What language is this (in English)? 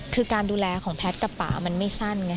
Thai